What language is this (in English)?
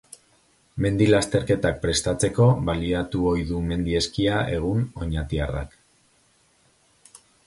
Basque